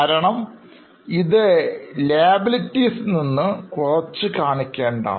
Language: Malayalam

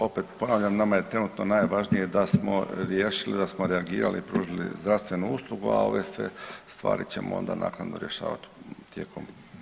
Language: Croatian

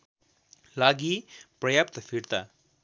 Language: Nepali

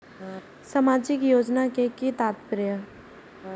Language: Maithili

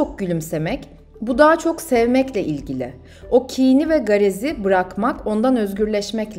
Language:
Turkish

